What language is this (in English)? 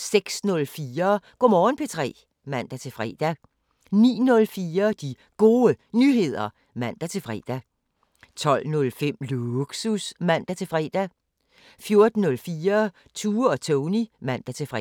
Danish